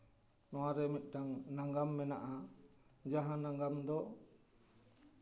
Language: Santali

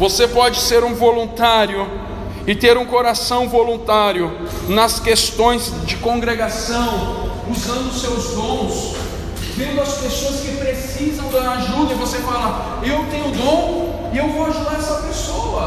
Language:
Portuguese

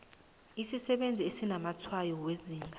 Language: South Ndebele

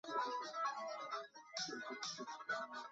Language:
Chinese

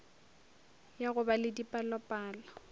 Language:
Northern Sotho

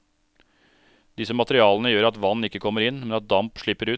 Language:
Norwegian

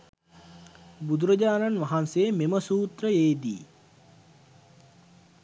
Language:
Sinhala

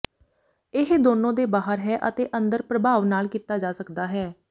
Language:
Punjabi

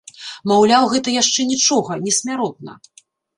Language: Belarusian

